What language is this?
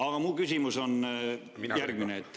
Estonian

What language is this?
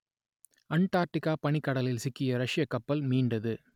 Tamil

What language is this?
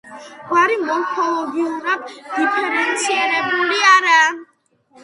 Georgian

